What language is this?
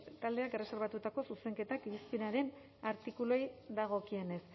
Basque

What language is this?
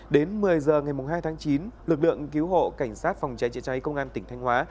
Vietnamese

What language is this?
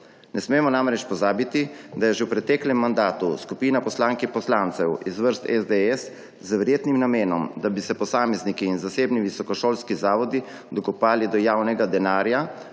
Slovenian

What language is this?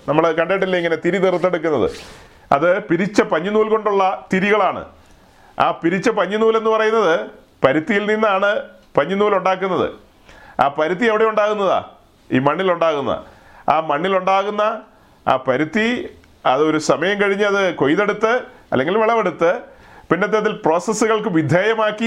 Malayalam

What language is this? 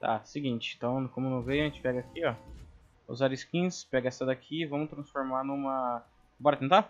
Portuguese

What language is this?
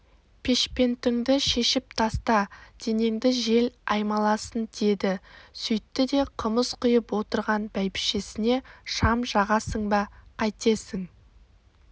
Kazakh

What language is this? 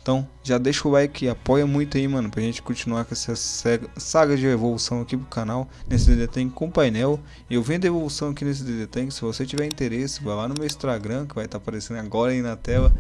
Portuguese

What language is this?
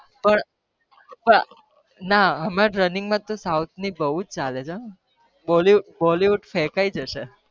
Gujarati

